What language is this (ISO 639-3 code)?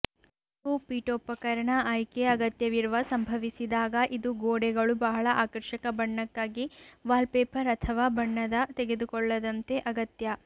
kan